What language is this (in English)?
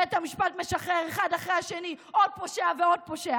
Hebrew